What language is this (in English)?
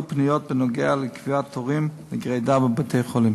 Hebrew